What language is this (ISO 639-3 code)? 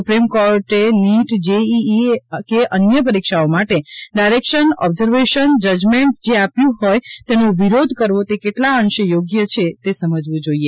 guj